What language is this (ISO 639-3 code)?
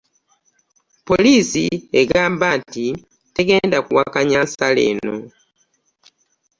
lug